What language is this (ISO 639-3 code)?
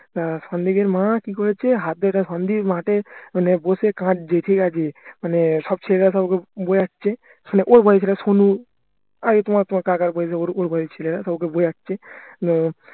ben